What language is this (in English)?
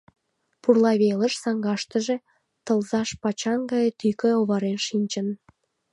Mari